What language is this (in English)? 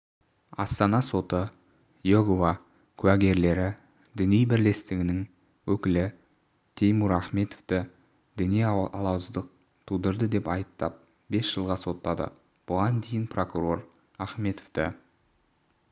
Kazakh